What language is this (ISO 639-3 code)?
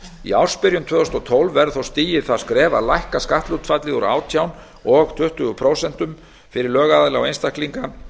isl